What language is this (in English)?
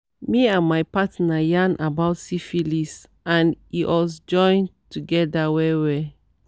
Nigerian Pidgin